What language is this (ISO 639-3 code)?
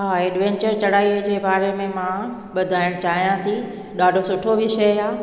snd